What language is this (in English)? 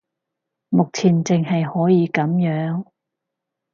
Cantonese